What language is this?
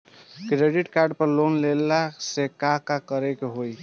Bhojpuri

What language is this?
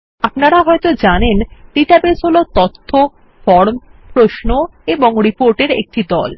Bangla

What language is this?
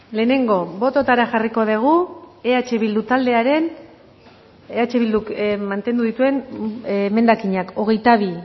Basque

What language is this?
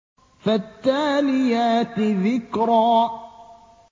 Arabic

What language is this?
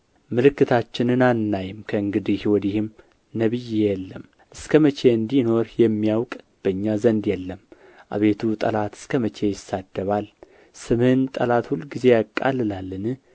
Amharic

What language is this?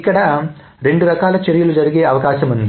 Telugu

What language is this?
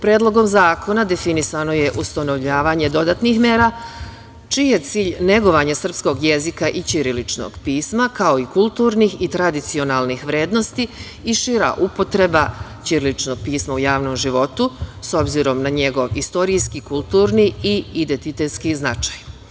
Serbian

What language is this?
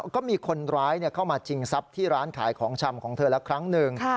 Thai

